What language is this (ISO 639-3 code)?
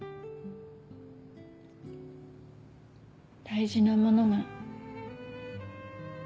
jpn